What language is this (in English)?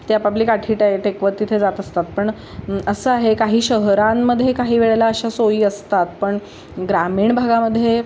Marathi